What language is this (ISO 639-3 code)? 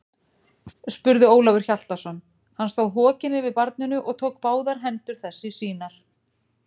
isl